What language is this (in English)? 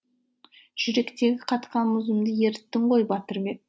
Kazakh